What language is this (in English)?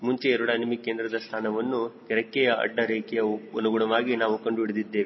Kannada